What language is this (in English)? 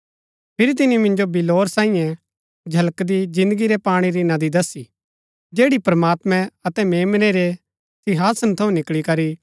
Gaddi